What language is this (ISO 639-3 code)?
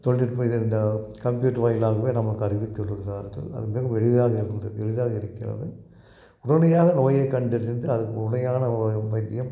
tam